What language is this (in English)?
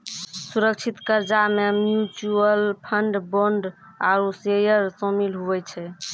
Maithili